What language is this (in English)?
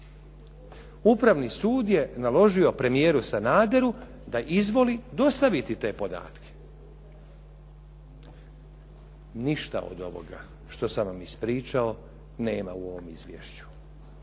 Croatian